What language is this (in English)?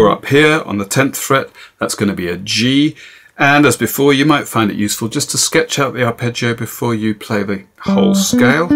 English